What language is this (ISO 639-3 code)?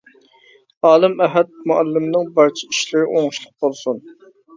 uig